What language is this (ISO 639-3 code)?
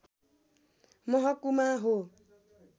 nep